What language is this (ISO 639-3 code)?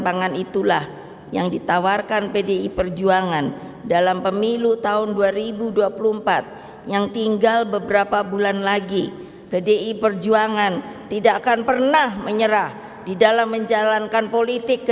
ind